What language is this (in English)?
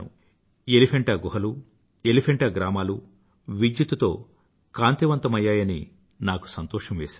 Telugu